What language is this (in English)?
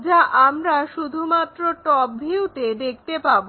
Bangla